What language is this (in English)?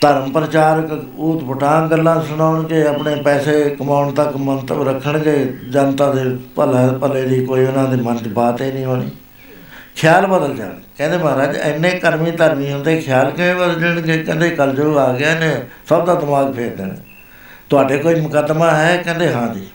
Punjabi